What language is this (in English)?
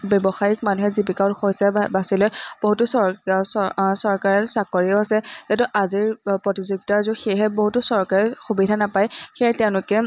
Assamese